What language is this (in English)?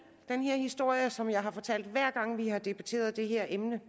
Danish